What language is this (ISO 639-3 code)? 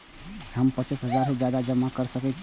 mai